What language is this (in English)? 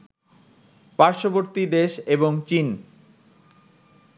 Bangla